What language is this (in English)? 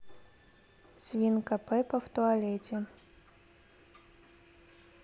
Russian